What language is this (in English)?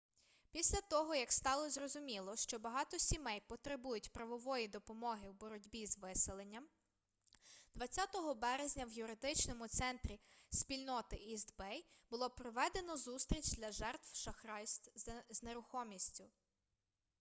Ukrainian